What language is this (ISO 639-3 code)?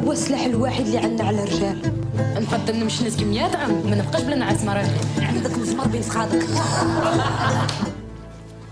ara